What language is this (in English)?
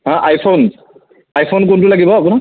Assamese